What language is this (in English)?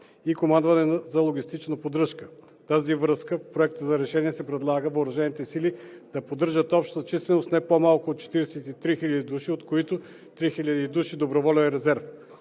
Bulgarian